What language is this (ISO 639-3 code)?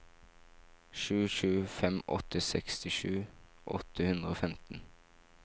nor